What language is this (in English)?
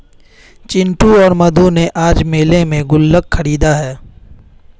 Hindi